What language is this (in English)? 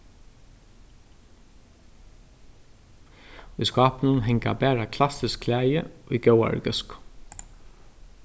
Faroese